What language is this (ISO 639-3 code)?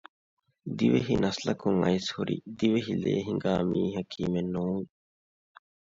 div